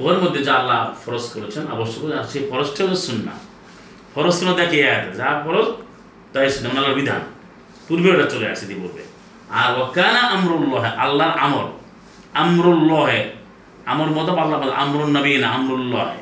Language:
Bangla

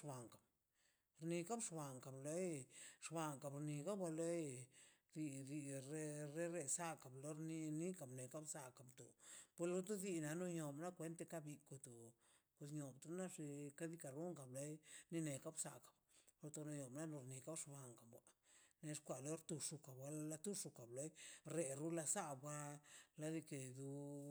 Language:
Mazaltepec Zapotec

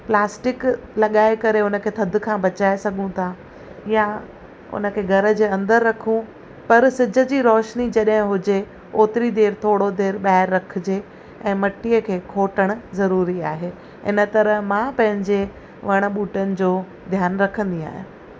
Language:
Sindhi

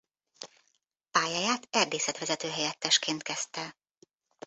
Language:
Hungarian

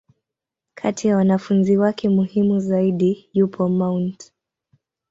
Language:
Swahili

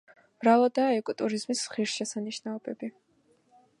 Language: Georgian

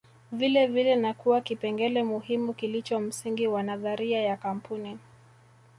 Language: Swahili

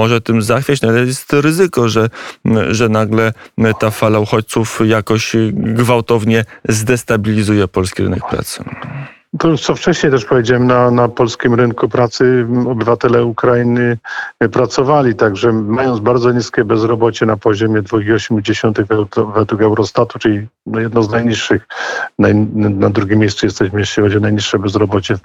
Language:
Polish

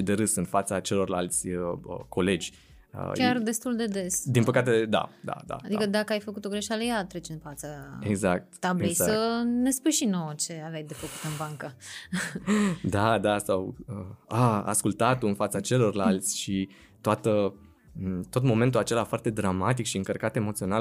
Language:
Romanian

